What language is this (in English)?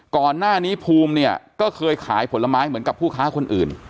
Thai